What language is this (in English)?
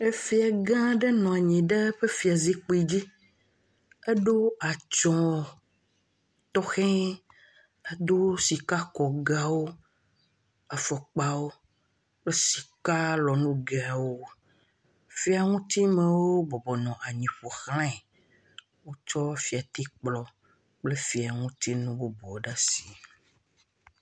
Ewe